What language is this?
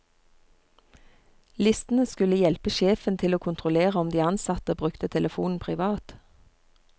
Norwegian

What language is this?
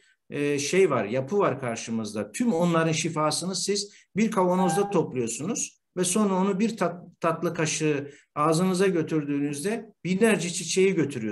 Turkish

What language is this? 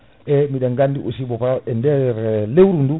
Fula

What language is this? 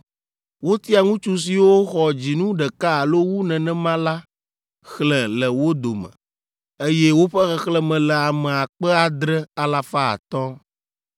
Ewe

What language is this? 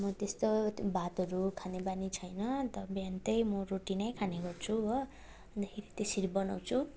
Nepali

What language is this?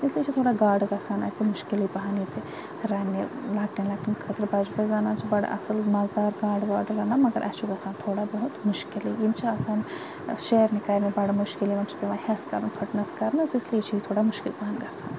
Kashmiri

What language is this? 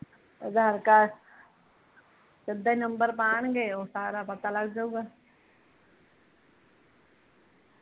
Punjabi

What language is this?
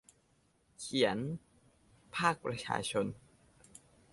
Thai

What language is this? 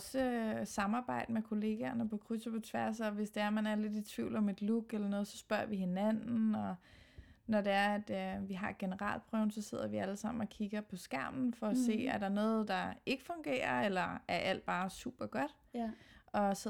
Danish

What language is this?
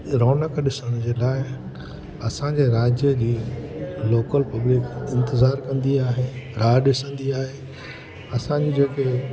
Sindhi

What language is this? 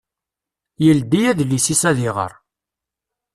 Kabyle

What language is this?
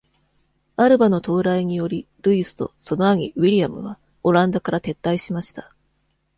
Japanese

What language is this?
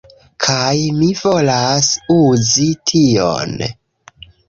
Esperanto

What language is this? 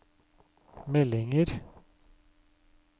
Norwegian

